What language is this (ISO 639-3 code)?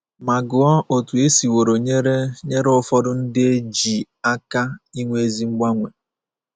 ibo